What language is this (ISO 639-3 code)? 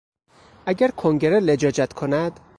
fas